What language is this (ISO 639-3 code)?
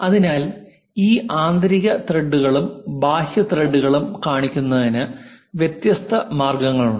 mal